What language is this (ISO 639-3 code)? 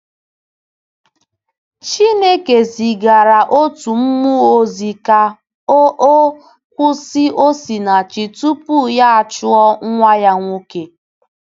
ibo